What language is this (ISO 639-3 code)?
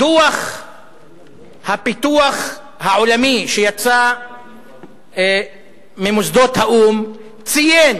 heb